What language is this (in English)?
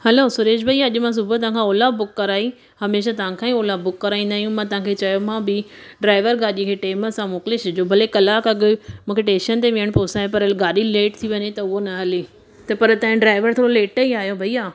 Sindhi